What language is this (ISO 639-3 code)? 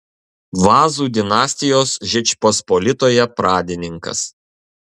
lit